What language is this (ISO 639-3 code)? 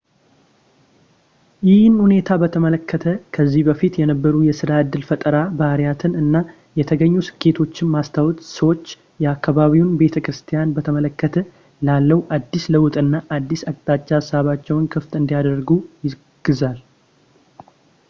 amh